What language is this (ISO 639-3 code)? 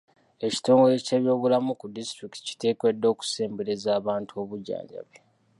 lug